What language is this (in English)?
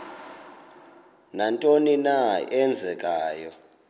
Xhosa